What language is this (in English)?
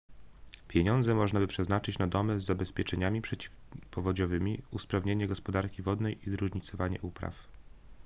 Polish